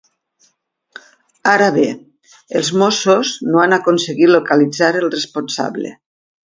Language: Catalan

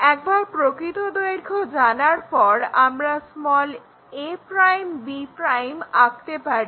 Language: Bangla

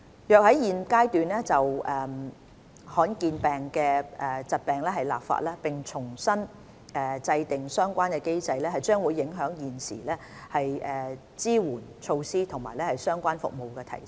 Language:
Cantonese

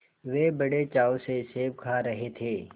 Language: Hindi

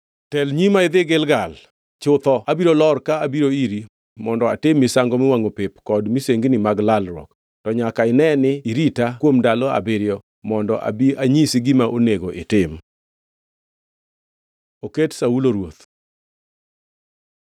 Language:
Luo (Kenya and Tanzania)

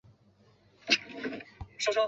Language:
Chinese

